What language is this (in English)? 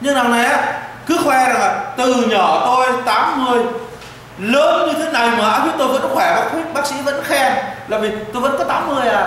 Vietnamese